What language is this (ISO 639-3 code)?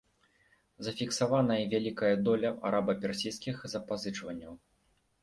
bel